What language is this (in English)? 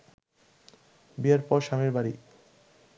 Bangla